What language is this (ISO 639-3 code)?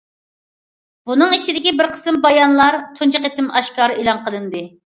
uig